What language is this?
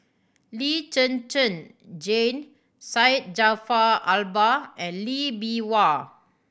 English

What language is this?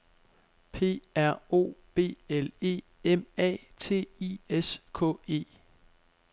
Danish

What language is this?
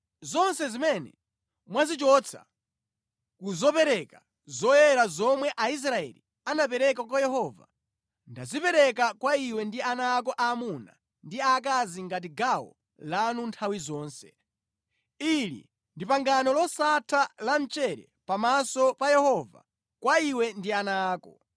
Nyanja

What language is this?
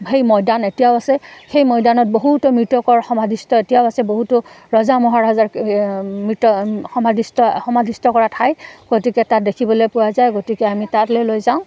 Assamese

